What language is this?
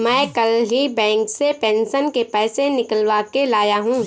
Hindi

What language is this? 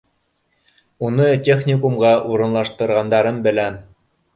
Bashkir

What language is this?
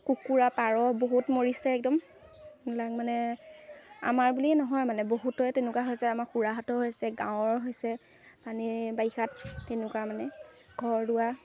Assamese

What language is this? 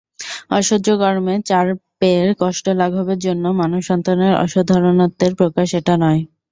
Bangla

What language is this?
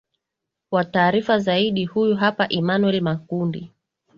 Swahili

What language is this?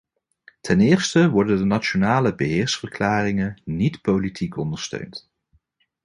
Dutch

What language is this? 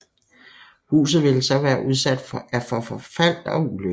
Danish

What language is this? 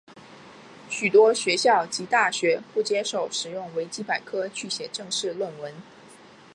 Chinese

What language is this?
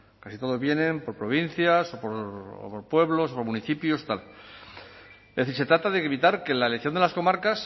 Spanish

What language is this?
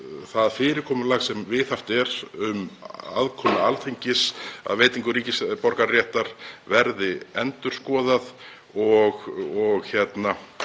Icelandic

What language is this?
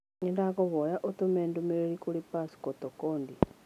Kikuyu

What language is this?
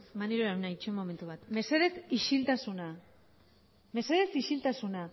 Basque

